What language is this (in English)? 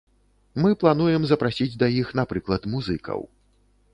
Belarusian